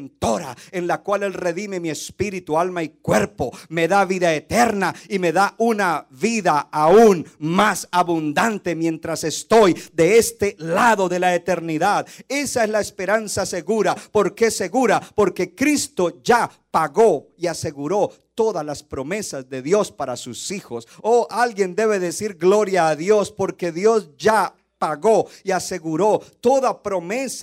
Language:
Spanish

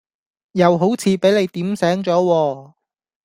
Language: Cantonese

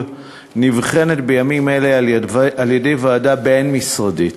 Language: Hebrew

